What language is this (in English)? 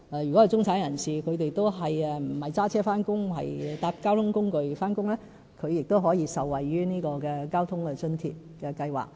Cantonese